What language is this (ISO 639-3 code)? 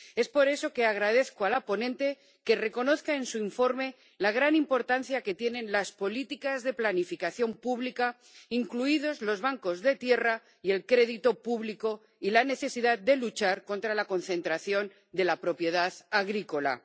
spa